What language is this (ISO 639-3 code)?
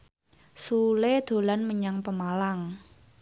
jav